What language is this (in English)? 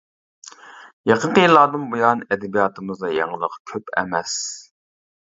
Uyghur